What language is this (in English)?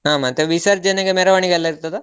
Kannada